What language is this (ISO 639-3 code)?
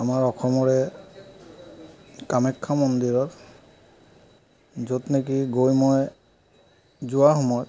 asm